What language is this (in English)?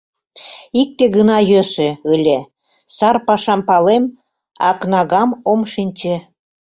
Mari